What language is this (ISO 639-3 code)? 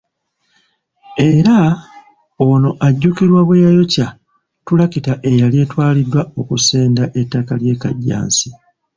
lug